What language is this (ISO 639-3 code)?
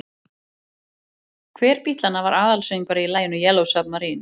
isl